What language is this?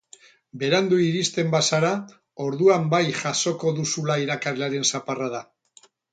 Basque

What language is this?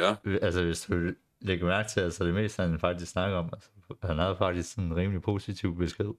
Danish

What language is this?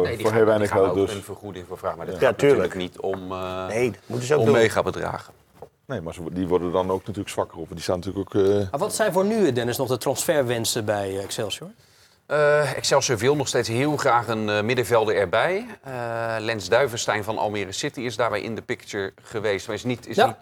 Dutch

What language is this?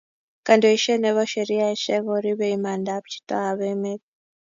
Kalenjin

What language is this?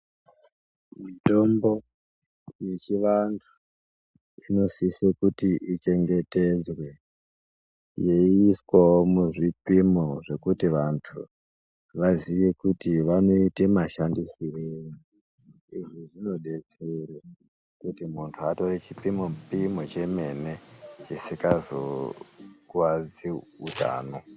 Ndau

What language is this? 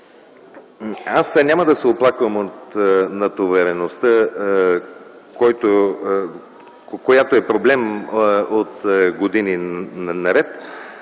Bulgarian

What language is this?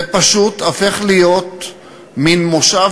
Hebrew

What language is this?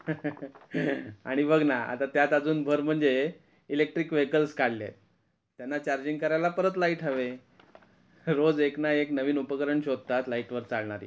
Marathi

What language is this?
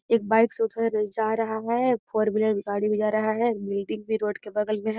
Magahi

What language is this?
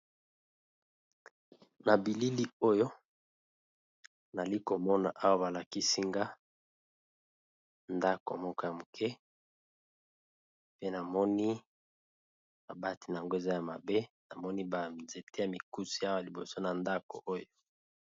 Lingala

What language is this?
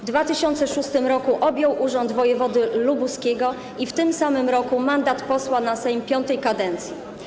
Polish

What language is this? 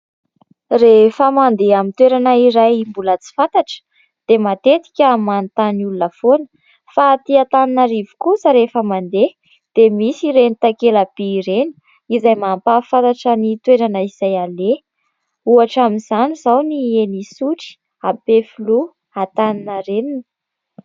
Malagasy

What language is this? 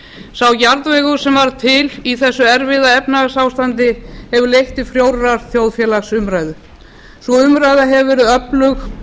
Icelandic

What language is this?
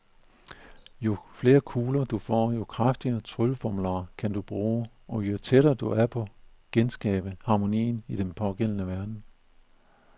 Danish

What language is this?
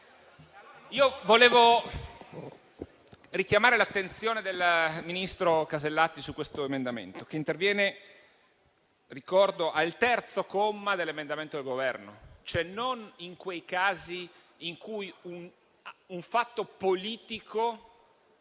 Italian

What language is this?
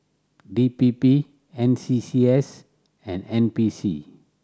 English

